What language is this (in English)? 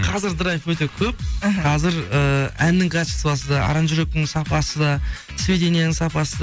Kazakh